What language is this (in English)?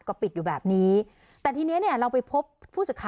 Thai